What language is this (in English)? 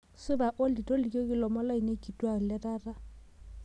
Masai